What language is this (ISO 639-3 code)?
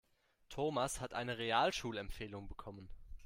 deu